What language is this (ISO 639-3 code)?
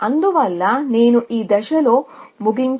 tel